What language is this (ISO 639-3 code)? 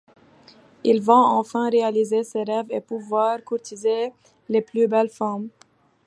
fra